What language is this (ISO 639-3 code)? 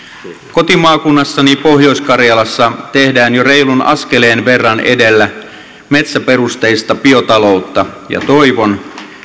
fin